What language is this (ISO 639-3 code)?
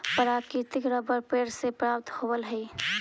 mag